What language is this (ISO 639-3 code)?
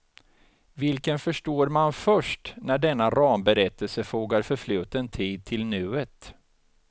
swe